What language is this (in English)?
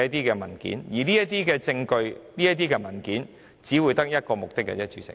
Cantonese